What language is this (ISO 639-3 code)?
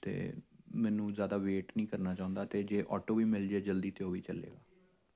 pan